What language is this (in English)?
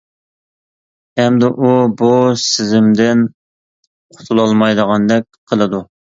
Uyghur